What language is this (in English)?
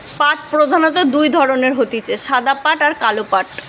Bangla